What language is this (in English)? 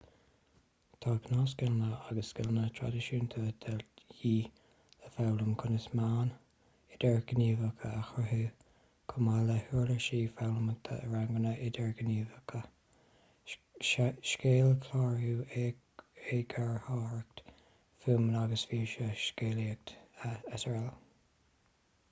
Irish